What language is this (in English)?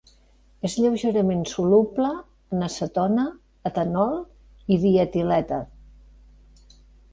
Catalan